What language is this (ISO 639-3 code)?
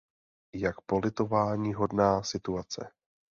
ces